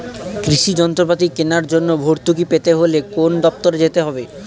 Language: Bangla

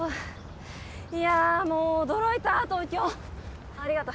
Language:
Japanese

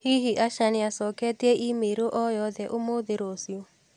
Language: Kikuyu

